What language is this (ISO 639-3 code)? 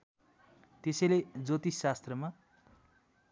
nep